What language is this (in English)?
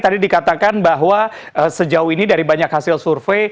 Indonesian